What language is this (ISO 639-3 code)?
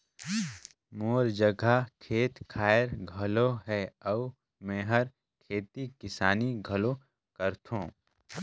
hne